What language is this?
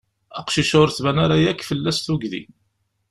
Kabyle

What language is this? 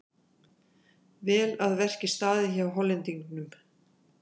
Icelandic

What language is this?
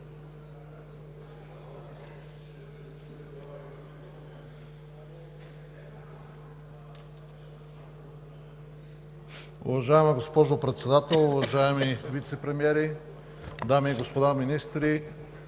Bulgarian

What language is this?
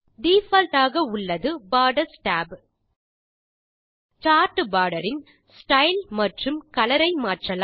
Tamil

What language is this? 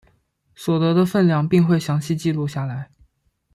Chinese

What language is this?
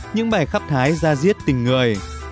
Vietnamese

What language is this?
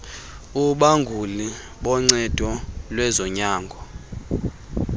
Xhosa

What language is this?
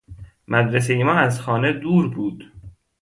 Persian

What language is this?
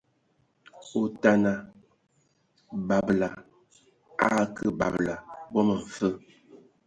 Ewondo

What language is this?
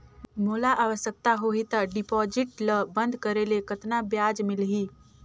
Chhattisgarhi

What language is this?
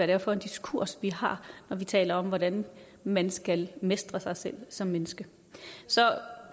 Danish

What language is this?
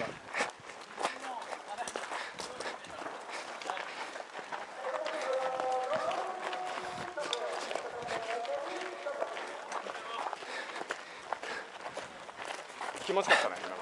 Japanese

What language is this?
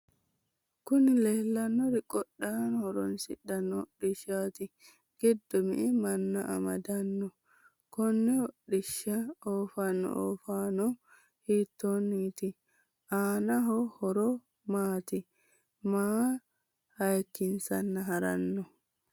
Sidamo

